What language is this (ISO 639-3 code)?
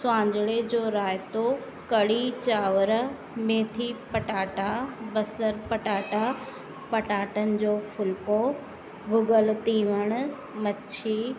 snd